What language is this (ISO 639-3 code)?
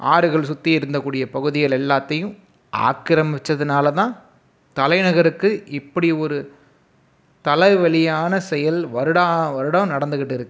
tam